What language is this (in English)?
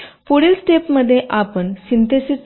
Marathi